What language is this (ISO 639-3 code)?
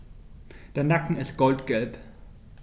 deu